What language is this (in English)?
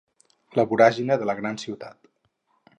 Catalan